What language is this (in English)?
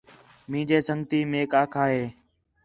Khetrani